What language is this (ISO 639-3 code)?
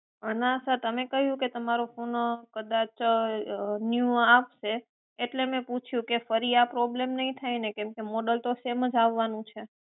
guj